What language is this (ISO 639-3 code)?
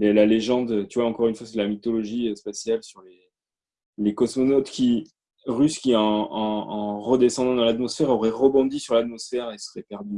fra